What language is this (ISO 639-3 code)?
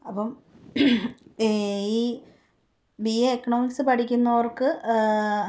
mal